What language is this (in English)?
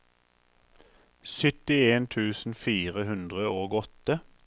Norwegian